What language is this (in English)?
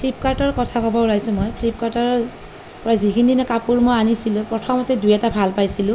Assamese